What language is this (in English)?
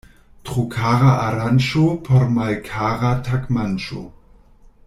Esperanto